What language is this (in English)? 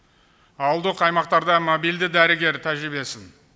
Kazakh